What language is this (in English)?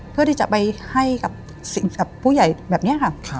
Thai